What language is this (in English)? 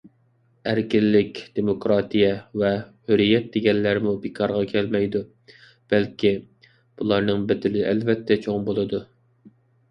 Uyghur